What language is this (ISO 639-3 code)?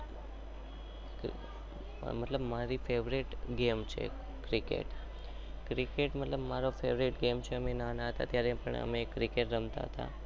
guj